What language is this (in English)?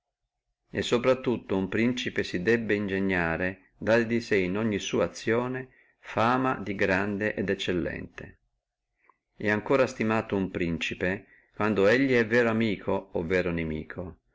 Italian